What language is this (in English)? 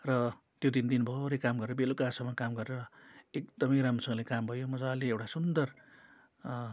Nepali